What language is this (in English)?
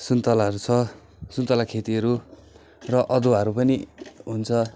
Nepali